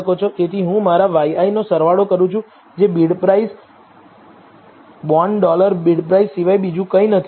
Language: Gujarati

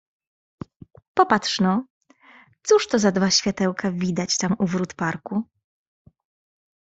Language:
Polish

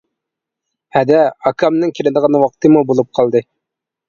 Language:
Uyghur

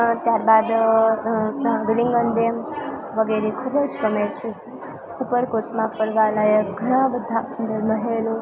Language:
Gujarati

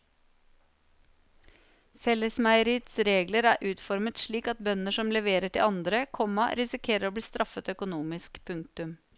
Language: Norwegian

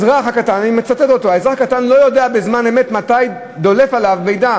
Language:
Hebrew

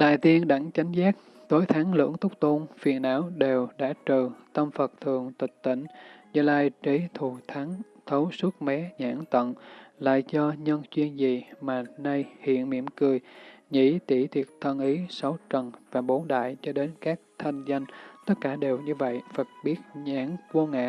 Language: Vietnamese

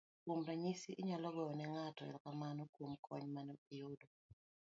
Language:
Luo (Kenya and Tanzania)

